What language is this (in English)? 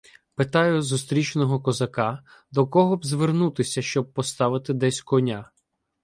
Ukrainian